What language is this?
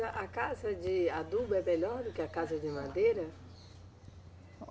Portuguese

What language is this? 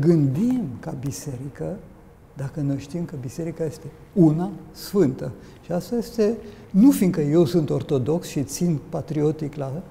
Romanian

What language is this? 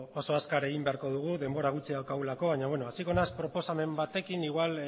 Basque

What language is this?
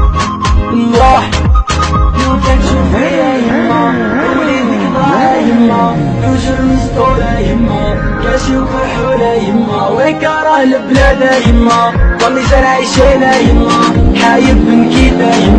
Inupiaq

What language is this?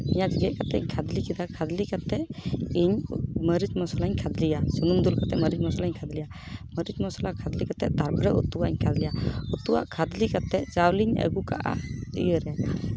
Santali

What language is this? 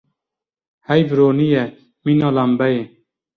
Kurdish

